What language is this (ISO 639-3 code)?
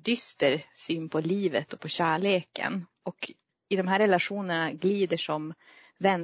swe